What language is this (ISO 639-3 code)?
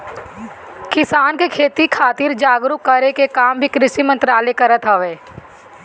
bho